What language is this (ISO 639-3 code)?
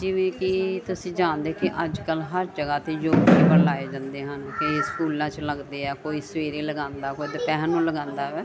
pan